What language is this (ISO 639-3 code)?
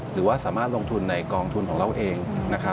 tha